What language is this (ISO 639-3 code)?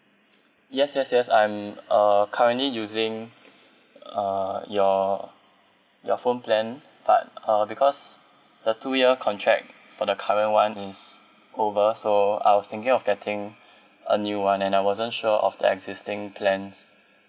eng